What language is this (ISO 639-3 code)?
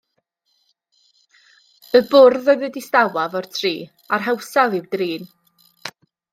cym